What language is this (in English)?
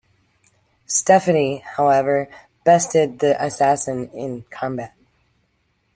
English